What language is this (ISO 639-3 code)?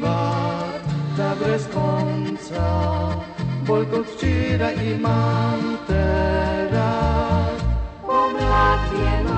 lav